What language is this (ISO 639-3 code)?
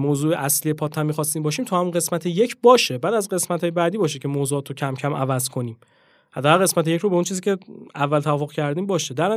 fas